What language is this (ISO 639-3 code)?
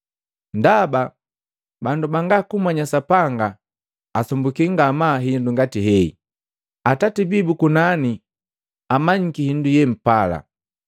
mgv